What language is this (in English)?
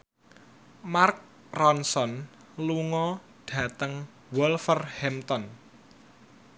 Javanese